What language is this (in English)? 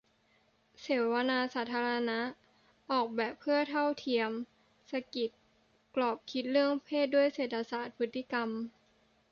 Thai